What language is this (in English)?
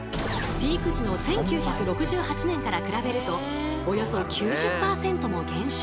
Japanese